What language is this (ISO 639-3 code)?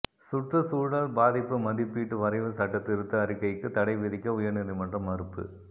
tam